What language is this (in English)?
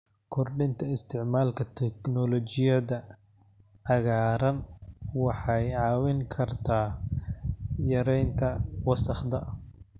Somali